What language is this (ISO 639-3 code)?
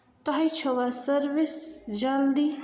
kas